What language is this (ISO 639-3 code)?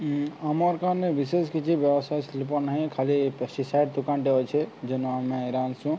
ori